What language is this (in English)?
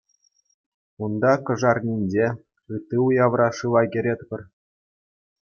Chuvash